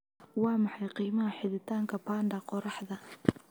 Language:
Somali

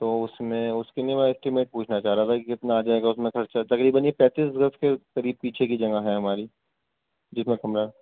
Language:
Urdu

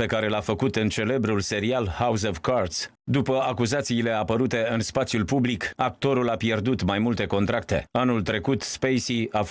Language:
Romanian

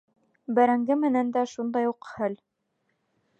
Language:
Bashkir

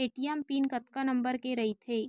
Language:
Chhattisgarhi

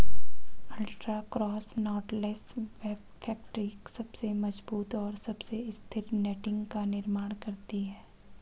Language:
Hindi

